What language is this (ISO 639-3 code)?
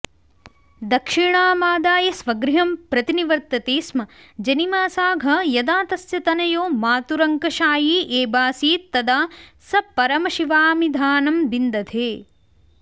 san